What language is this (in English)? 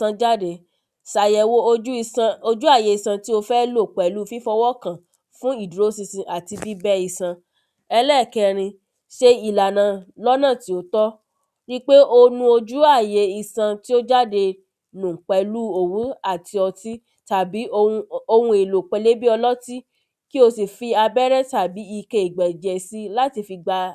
Yoruba